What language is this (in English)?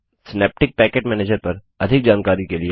Hindi